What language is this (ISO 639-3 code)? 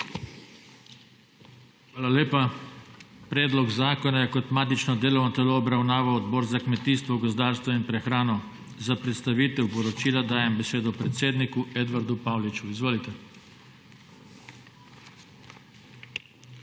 slv